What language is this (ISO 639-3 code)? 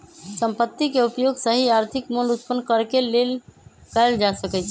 mag